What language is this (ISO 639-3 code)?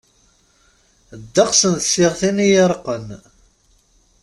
kab